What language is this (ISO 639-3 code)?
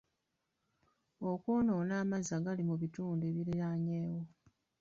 lug